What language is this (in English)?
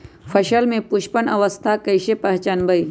Magahi